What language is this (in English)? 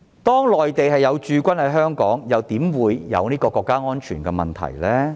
Cantonese